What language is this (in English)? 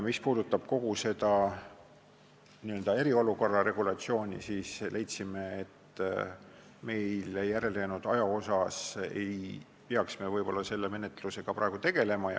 Estonian